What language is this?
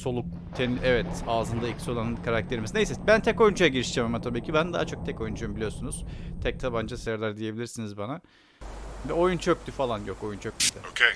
Turkish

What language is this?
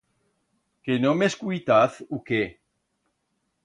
Aragonese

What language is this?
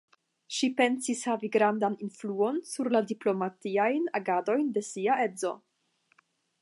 Esperanto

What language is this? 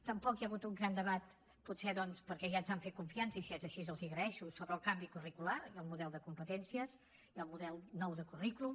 Catalan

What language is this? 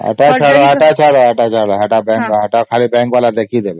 Odia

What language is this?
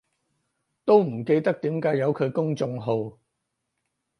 Cantonese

